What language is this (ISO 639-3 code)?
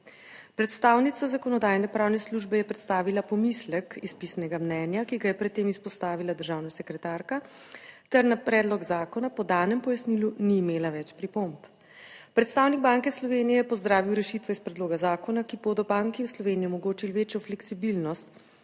slv